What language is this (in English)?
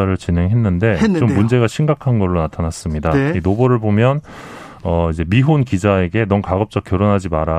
Korean